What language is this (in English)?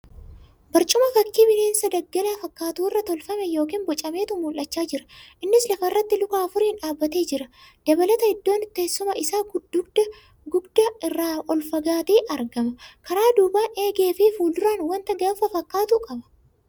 Oromo